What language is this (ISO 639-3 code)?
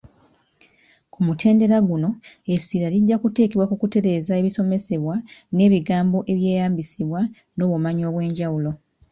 lug